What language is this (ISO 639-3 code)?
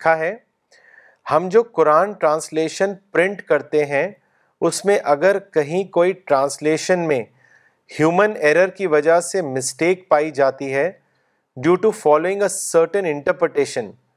urd